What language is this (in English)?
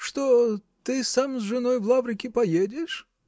Russian